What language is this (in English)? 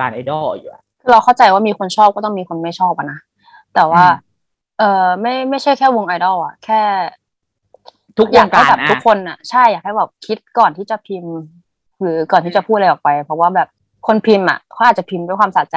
Thai